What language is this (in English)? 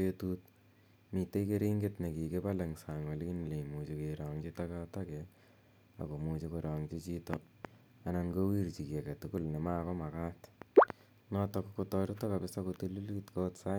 Kalenjin